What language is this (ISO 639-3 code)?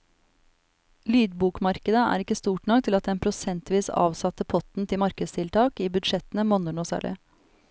nor